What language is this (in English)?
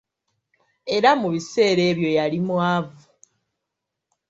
Ganda